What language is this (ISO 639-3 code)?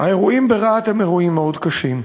heb